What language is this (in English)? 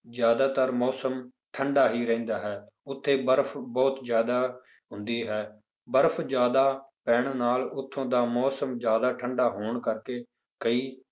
Punjabi